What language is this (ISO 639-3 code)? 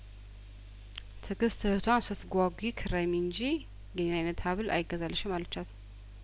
amh